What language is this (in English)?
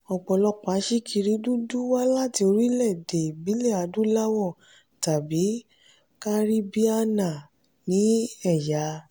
Yoruba